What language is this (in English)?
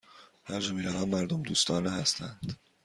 Persian